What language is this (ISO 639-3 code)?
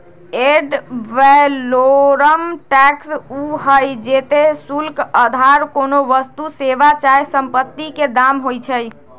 mag